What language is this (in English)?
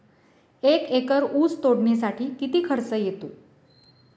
Marathi